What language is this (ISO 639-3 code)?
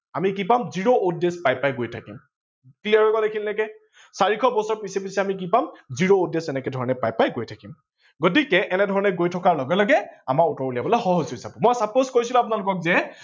asm